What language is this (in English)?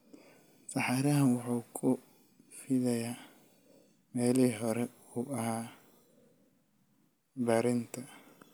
Somali